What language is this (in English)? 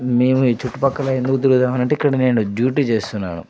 Telugu